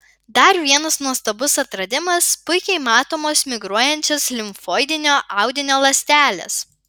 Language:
Lithuanian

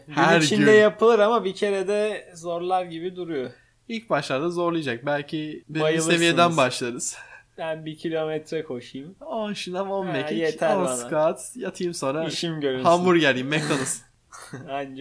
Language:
Turkish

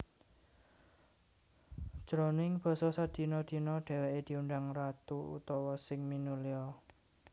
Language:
Javanese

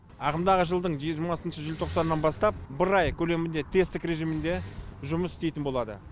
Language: Kazakh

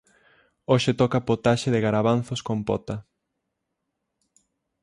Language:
Galician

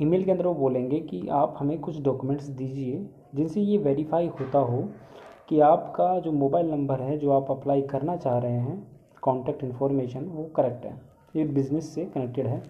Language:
Hindi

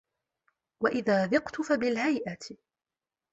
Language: Arabic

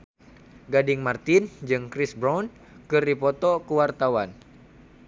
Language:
Sundanese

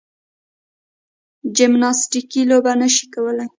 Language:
Pashto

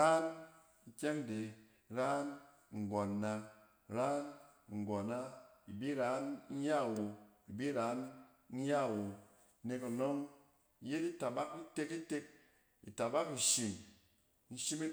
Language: Cen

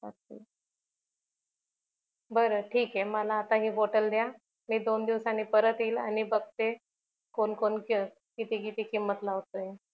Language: Marathi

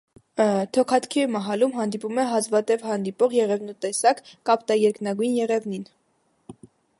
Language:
Armenian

